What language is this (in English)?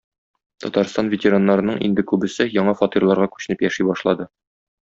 Tatar